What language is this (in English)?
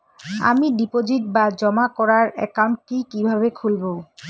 Bangla